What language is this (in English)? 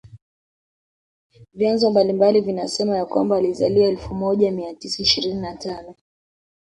Swahili